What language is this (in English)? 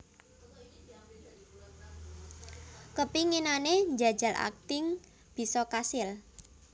Javanese